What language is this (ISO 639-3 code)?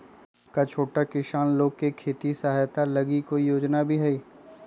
mag